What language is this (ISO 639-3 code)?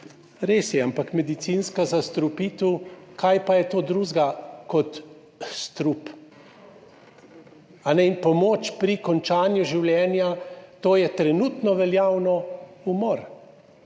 slv